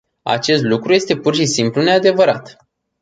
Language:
Romanian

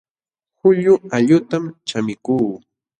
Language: Jauja Wanca Quechua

